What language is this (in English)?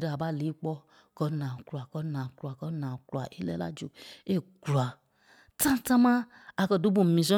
Kpelle